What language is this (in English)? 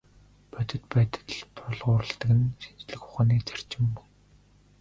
Mongolian